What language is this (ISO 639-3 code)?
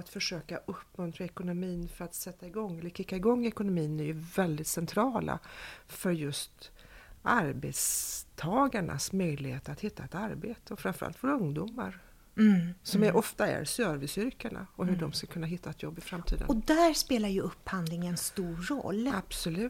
swe